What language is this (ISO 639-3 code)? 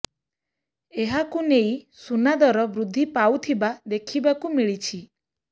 ori